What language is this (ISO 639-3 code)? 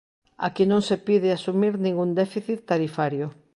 glg